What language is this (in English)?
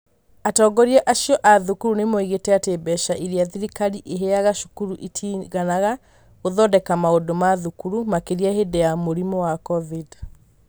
Kikuyu